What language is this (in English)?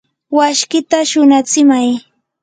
Yanahuanca Pasco Quechua